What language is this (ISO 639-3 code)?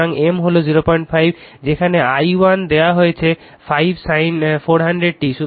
ben